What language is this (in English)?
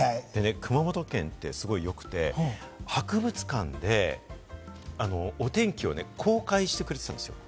Japanese